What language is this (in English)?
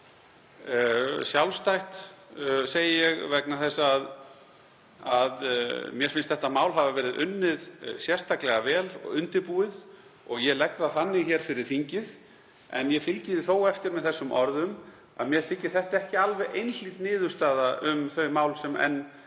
Icelandic